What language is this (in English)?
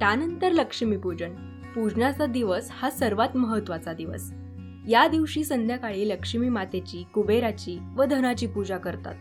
Marathi